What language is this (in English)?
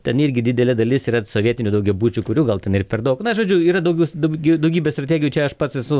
Lithuanian